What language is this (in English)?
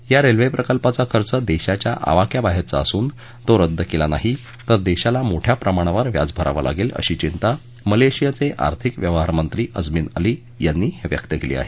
Marathi